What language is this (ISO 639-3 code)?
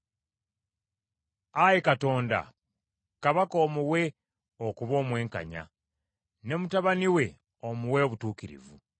lug